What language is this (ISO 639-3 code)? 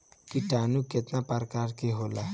bho